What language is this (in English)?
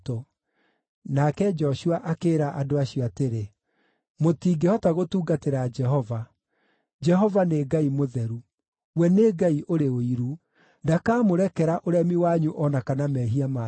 Kikuyu